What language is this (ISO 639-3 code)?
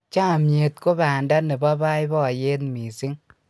kln